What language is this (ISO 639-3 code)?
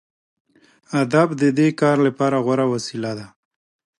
pus